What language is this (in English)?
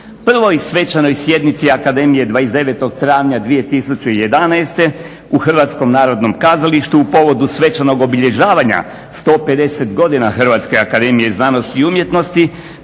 Croatian